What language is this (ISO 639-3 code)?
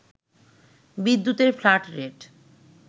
ben